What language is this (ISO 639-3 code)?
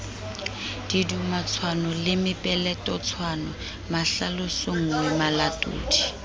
sot